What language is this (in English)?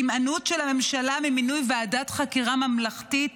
Hebrew